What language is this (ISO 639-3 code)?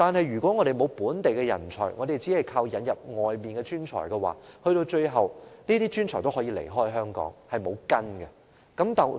yue